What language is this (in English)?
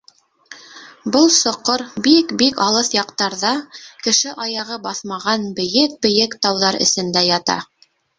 Bashkir